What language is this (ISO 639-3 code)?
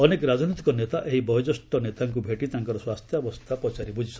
ori